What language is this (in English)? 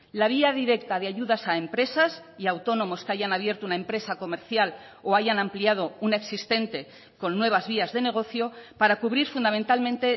Spanish